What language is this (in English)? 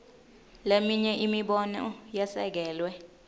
Swati